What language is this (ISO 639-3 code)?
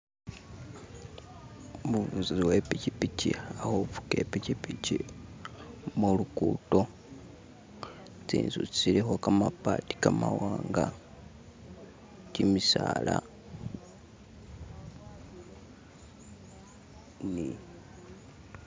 myx